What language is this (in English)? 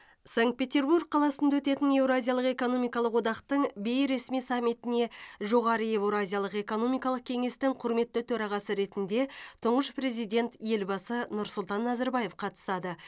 Kazakh